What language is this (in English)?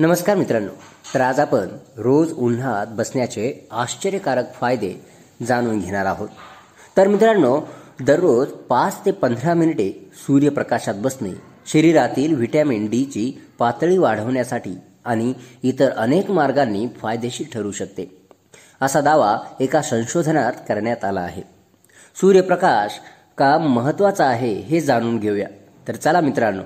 Marathi